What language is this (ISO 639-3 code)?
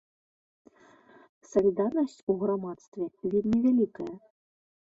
bel